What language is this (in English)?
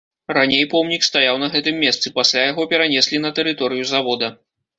Belarusian